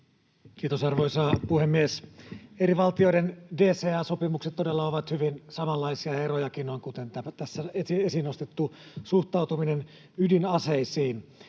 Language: Finnish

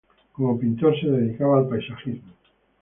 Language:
Spanish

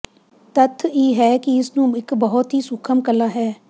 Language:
Punjabi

